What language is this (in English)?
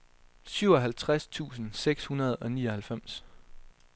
Danish